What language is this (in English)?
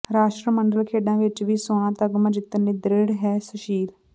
Punjabi